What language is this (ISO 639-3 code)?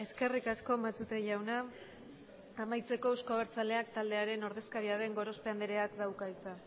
eus